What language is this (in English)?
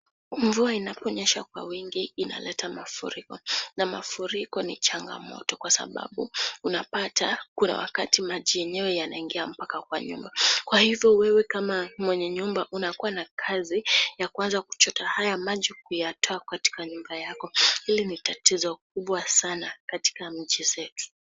Swahili